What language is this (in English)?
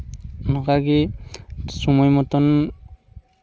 Santali